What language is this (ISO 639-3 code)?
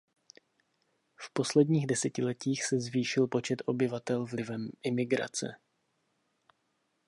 ces